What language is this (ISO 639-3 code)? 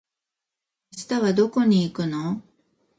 jpn